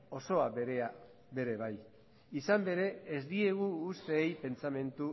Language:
Basque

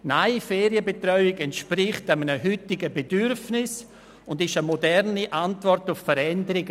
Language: Swiss German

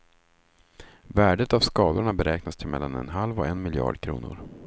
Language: Swedish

